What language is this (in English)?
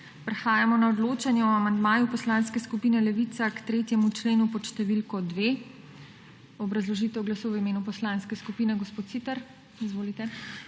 Slovenian